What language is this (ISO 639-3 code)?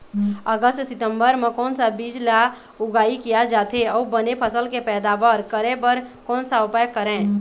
hne